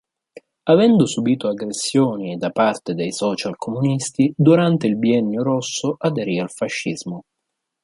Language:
Italian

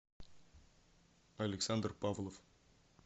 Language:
Russian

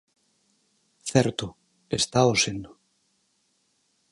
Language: Galician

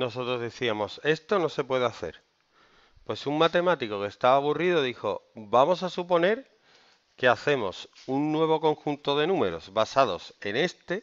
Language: Spanish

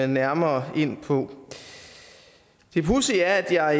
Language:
Danish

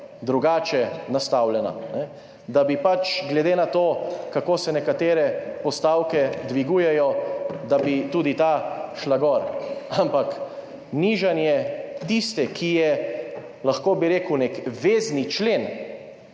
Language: Slovenian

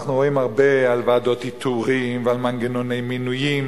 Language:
Hebrew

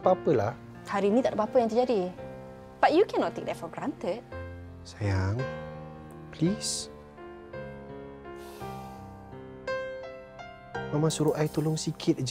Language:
Malay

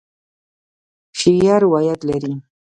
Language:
Pashto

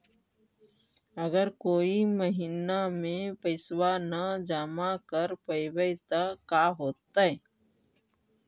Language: Magahi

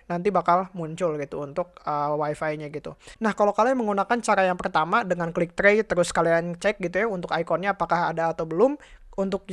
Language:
Indonesian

